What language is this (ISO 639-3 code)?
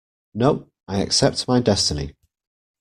eng